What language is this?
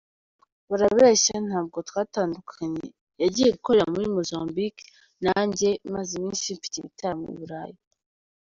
Kinyarwanda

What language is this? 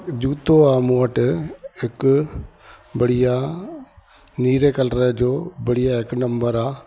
Sindhi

